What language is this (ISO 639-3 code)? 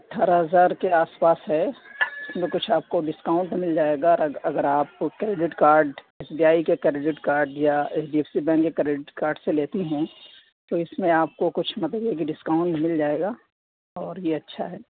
urd